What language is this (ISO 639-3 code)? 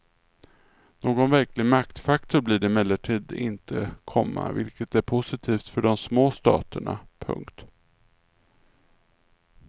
swe